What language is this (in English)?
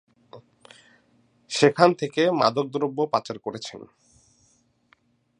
Bangla